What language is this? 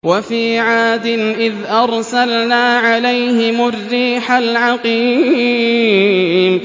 Arabic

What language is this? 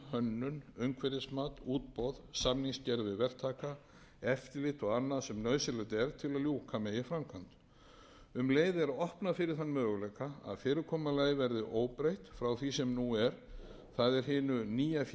Icelandic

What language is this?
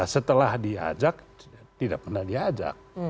Indonesian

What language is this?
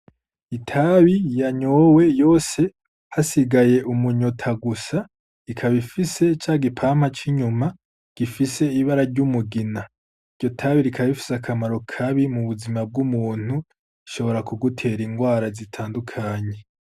Rundi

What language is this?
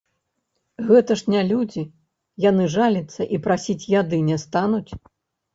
Belarusian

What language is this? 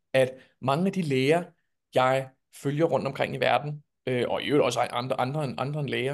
Danish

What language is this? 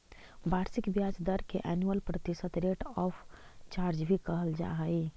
Magahi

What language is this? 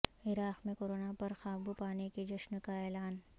Urdu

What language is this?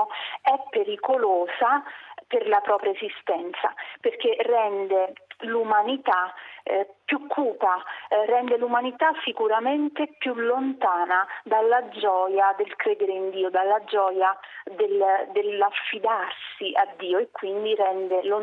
Italian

